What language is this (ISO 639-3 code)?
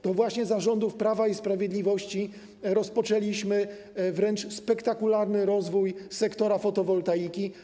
pol